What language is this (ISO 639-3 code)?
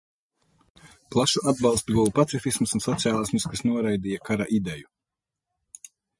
lav